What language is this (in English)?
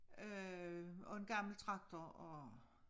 Danish